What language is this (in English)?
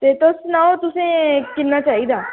Dogri